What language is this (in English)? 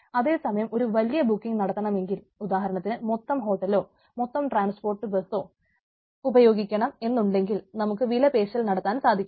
Malayalam